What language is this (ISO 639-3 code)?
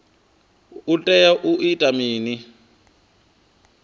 ven